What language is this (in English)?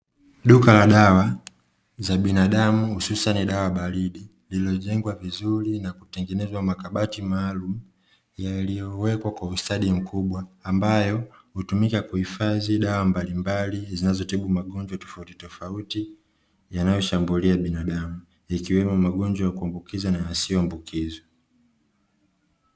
Swahili